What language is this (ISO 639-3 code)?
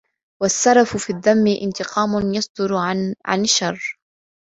ara